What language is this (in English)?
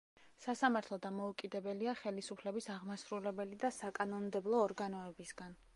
Georgian